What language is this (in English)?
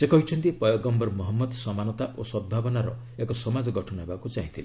Odia